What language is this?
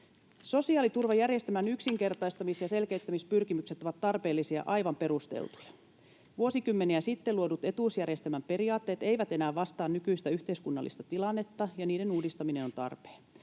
Finnish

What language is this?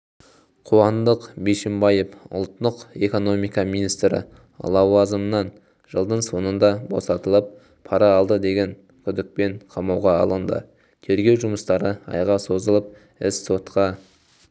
Kazakh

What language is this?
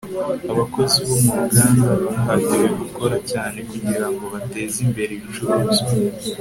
Kinyarwanda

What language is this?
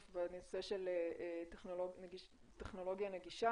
Hebrew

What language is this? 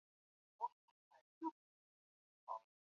Chinese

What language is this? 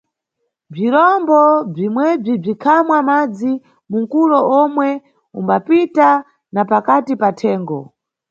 Nyungwe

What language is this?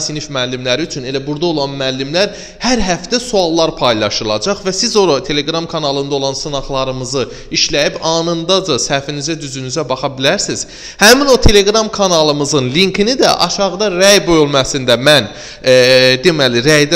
Turkish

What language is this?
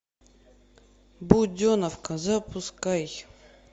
Russian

